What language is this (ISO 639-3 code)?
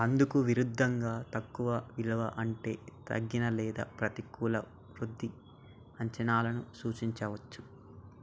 tel